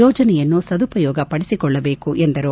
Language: Kannada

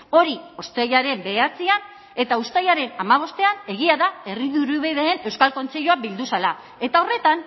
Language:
Basque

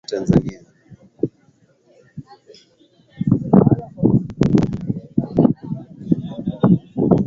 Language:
Swahili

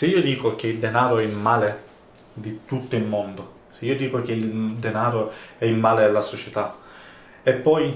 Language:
Italian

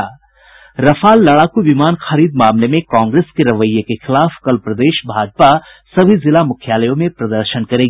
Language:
Hindi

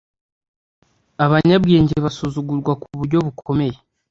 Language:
Kinyarwanda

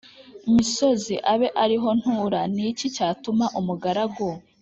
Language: Kinyarwanda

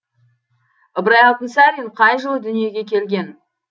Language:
Kazakh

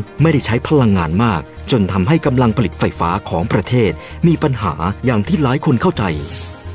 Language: Thai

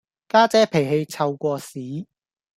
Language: Cantonese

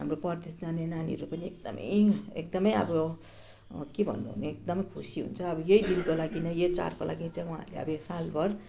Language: Nepali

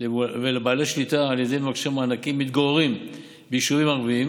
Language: Hebrew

